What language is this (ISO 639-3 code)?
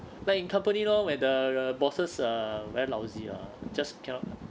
eng